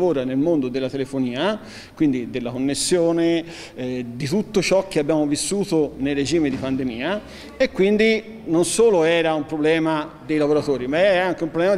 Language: Italian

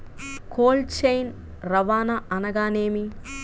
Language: Telugu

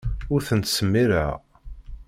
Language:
Kabyle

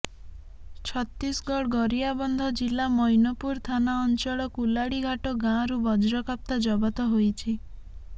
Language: Odia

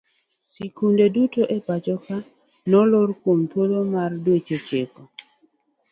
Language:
Luo (Kenya and Tanzania)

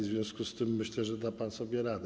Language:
Polish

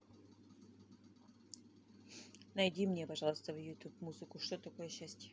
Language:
Russian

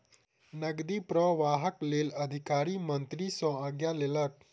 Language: Maithili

